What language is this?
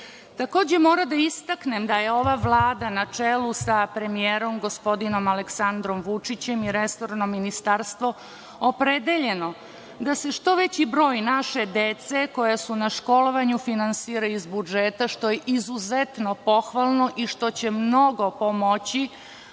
Serbian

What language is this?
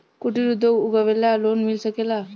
Bhojpuri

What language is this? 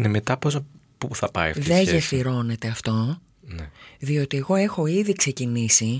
Greek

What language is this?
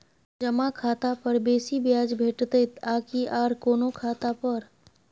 Maithili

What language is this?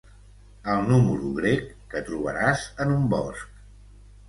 Catalan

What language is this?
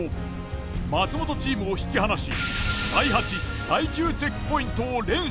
Japanese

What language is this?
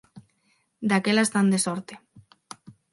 Galician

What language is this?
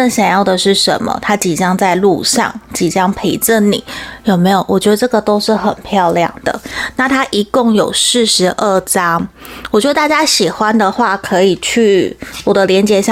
Chinese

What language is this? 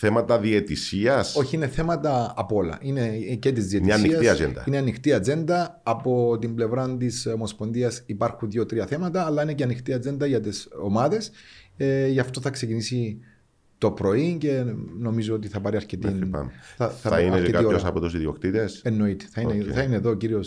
Greek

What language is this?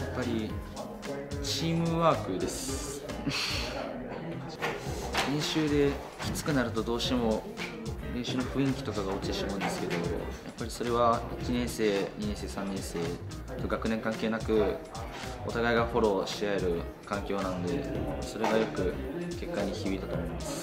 Japanese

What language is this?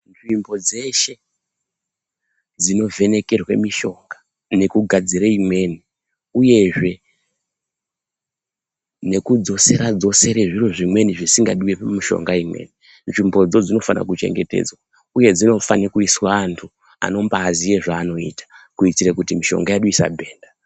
Ndau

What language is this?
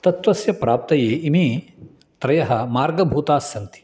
Sanskrit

